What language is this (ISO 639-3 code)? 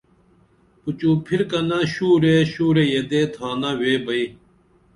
dml